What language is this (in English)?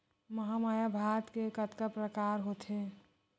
Chhattisgarhi